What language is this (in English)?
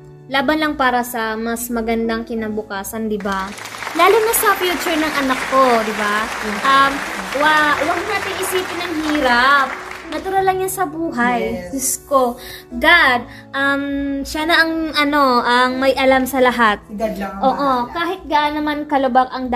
Filipino